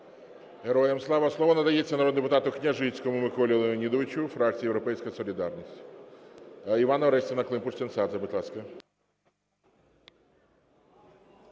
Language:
Ukrainian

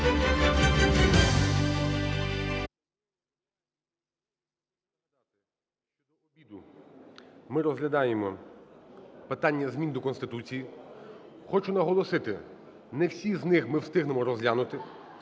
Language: Ukrainian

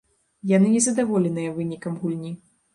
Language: Belarusian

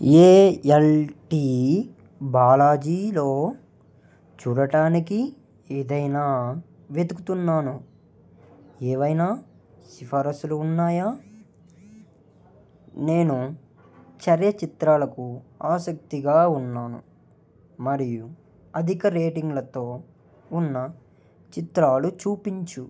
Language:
Telugu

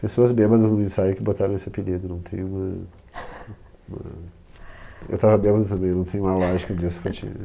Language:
Portuguese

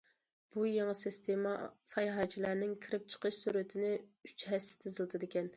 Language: Uyghur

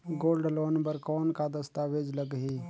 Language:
Chhattisgarhi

